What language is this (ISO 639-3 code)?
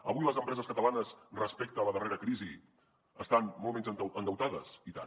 cat